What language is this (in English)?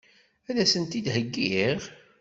Kabyle